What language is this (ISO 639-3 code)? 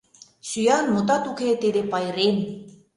chm